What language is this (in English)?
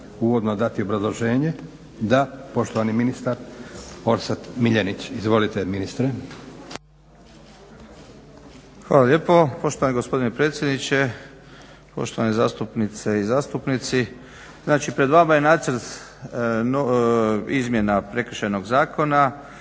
Croatian